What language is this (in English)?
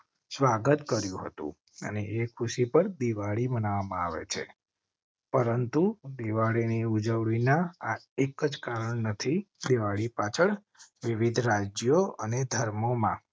Gujarati